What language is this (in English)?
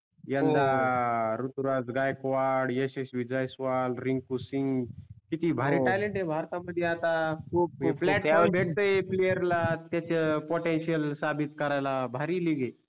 Marathi